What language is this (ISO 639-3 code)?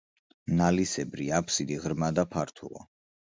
kat